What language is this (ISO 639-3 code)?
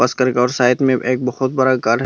hin